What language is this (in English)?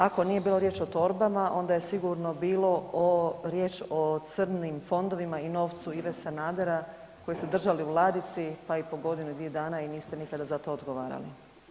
Croatian